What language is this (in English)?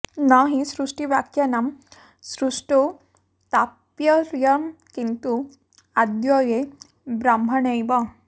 Sanskrit